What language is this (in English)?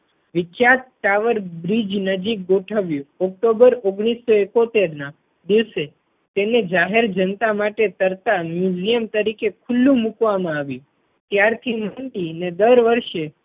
Gujarati